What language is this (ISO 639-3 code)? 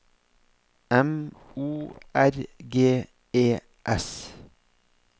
nor